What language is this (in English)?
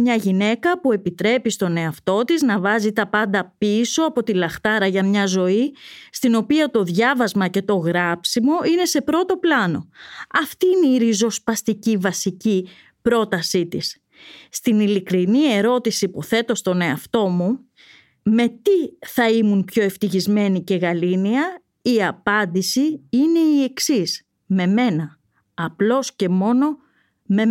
Greek